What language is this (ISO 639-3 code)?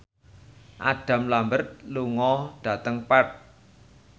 jav